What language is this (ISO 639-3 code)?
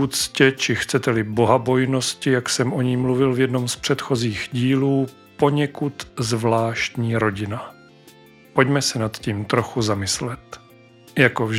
ces